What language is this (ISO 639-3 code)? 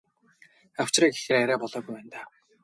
mon